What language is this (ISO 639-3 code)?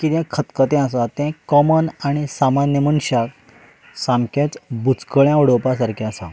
kok